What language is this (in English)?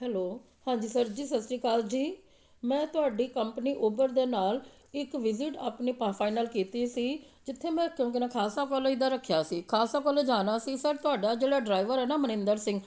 Punjabi